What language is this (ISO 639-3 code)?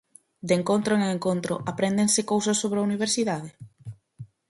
glg